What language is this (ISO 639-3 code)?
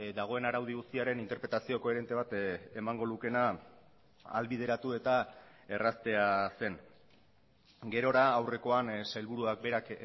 eus